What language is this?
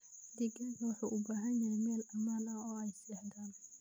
Somali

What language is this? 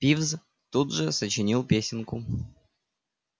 Russian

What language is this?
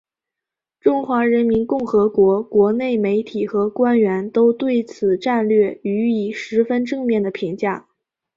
Chinese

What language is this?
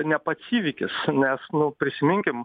Lithuanian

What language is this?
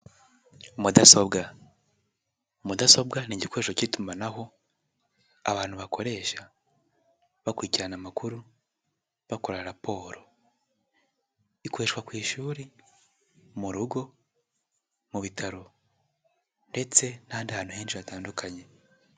Kinyarwanda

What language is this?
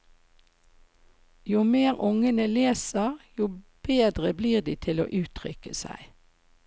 Norwegian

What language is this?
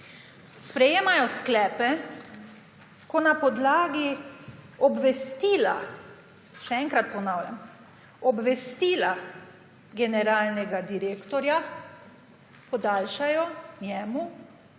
Slovenian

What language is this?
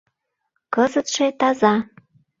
Mari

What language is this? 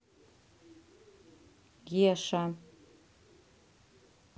Russian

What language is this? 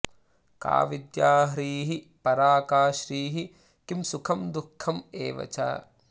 Sanskrit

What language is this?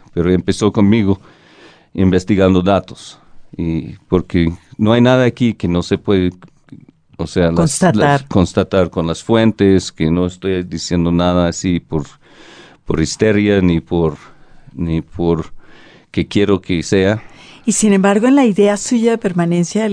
Spanish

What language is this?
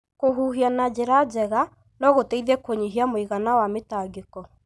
Kikuyu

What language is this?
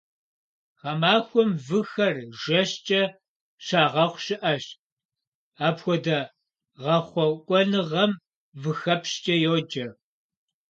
Kabardian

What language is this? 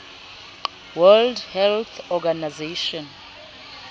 Southern Sotho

